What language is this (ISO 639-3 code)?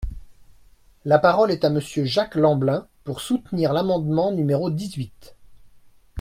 fra